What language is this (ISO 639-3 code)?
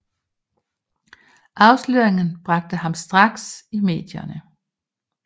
dan